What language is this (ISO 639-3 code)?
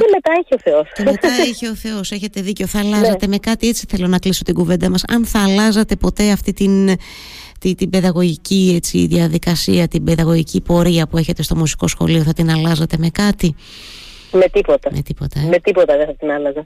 ell